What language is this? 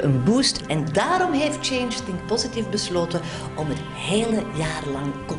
Dutch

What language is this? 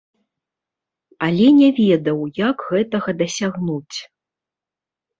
Belarusian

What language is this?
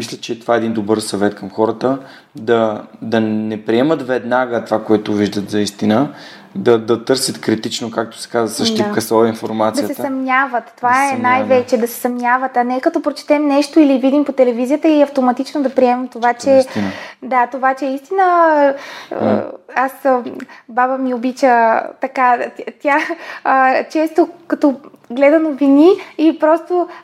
Bulgarian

